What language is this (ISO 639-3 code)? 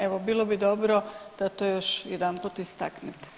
hrv